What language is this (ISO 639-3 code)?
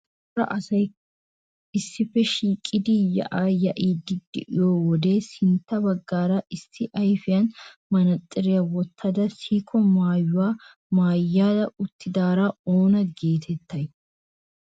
wal